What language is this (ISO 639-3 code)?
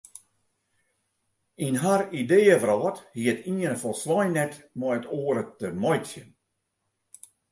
fry